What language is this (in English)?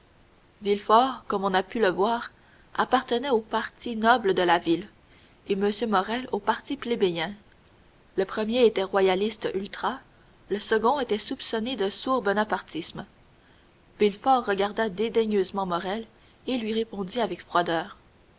French